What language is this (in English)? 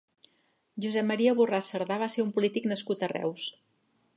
Catalan